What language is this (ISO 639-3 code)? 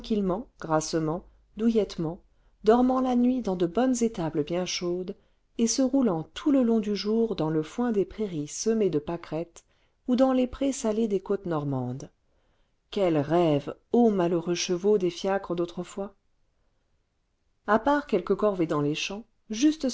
fra